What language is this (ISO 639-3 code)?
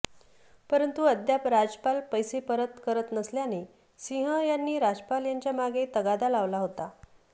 mar